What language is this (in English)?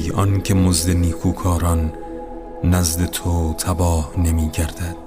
Persian